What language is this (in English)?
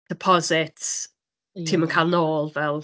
Welsh